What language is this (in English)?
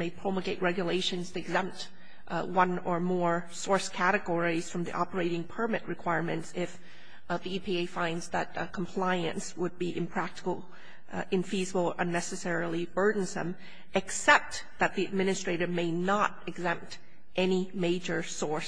English